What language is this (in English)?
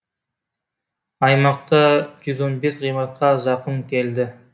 Kazakh